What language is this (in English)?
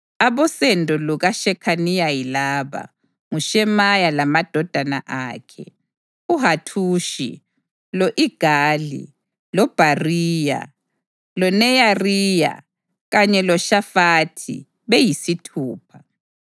North Ndebele